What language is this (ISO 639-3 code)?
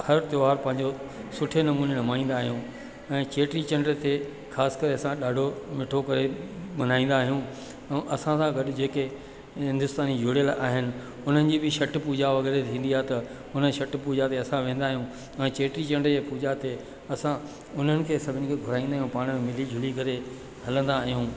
snd